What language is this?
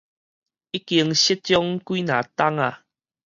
Min Nan Chinese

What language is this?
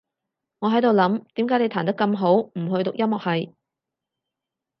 Cantonese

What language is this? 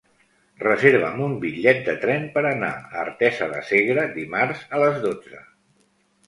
Catalan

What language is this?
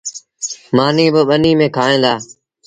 Sindhi Bhil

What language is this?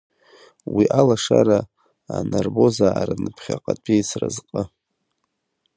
Abkhazian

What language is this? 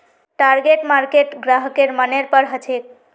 Magahi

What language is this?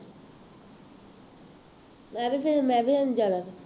Punjabi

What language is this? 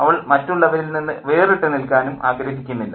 Malayalam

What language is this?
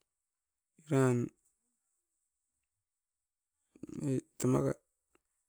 Askopan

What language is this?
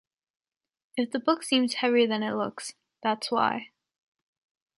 English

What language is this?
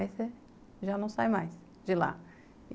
Portuguese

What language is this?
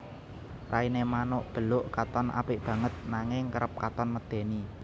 Javanese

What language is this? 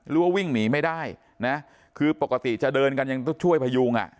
Thai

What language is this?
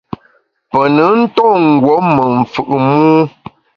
Bamun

